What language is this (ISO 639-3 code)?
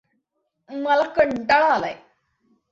mar